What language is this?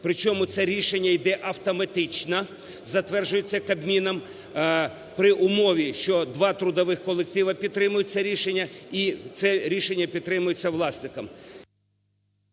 Ukrainian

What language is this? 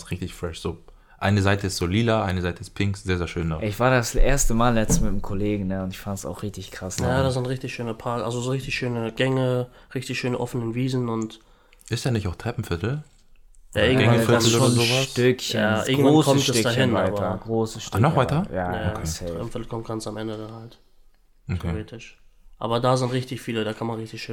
German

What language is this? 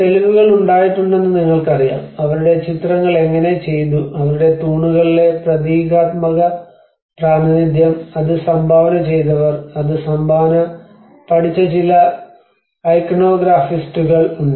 Malayalam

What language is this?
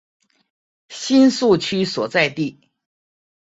Chinese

